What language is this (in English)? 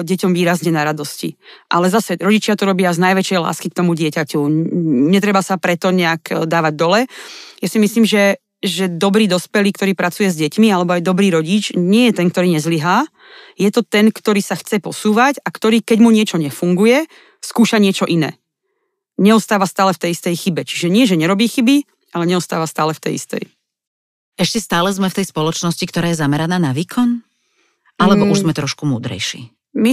Slovak